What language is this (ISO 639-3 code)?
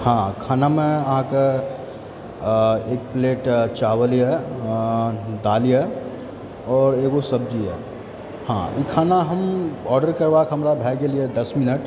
mai